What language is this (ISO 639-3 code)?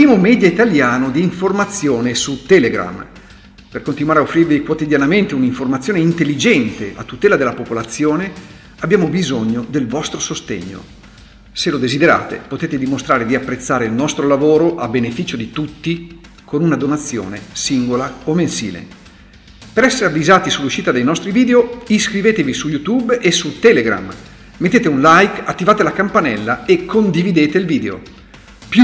ita